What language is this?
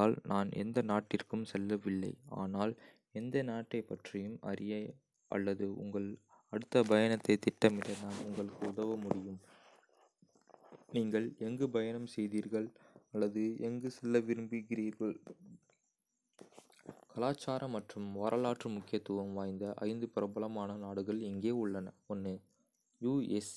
Kota (India)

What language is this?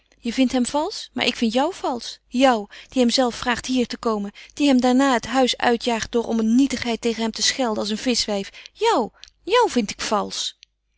Dutch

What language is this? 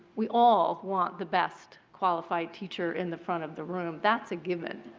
English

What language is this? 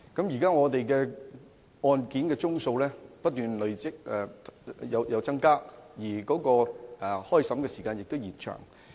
Cantonese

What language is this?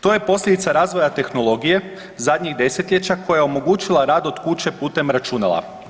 Croatian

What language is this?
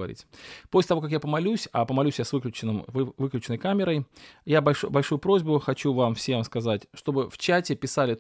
Russian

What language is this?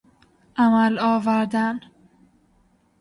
Persian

